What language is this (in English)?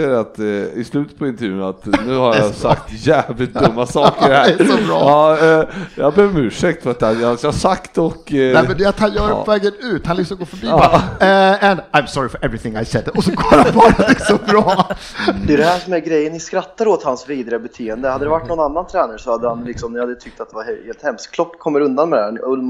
Swedish